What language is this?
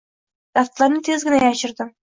Uzbek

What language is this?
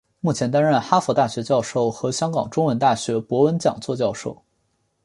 Chinese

